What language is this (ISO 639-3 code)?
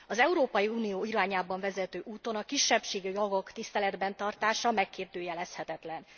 hun